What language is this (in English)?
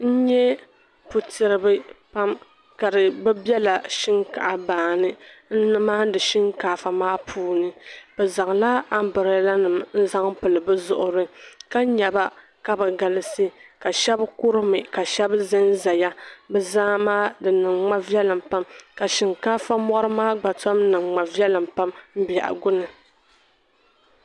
Dagbani